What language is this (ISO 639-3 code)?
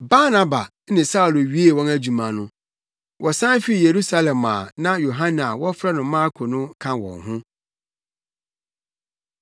aka